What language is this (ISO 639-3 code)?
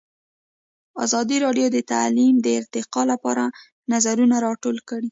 pus